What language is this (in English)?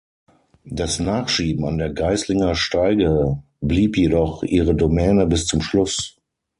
German